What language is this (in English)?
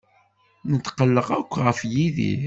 Kabyle